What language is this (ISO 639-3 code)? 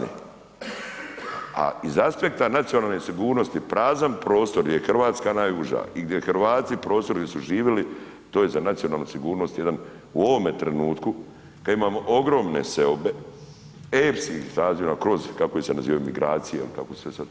hrv